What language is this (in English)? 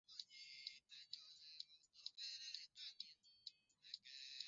Swahili